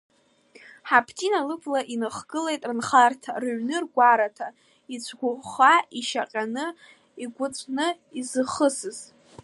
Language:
Abkhazian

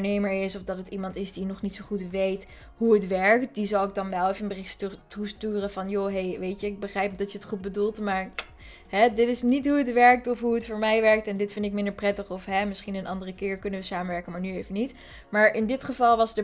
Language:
Dutch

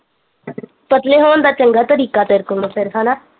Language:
Punjabi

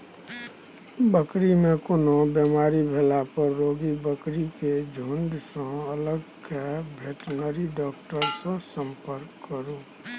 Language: Maithili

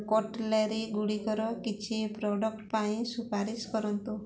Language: Odia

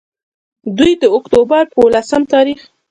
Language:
Pashto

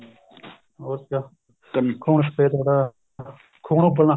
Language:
Punjabi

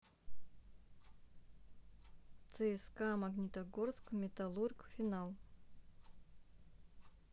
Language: Russian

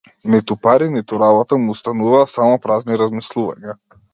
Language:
Macedonian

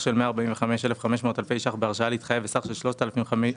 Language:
Hebrew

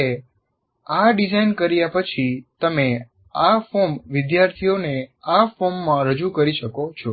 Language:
Gujarati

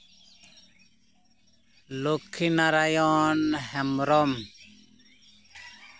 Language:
Santali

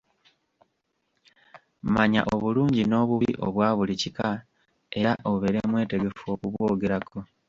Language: Ganda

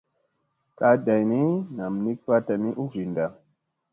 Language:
Musey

